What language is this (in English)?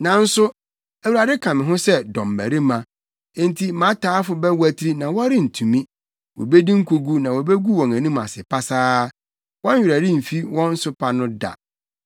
Akan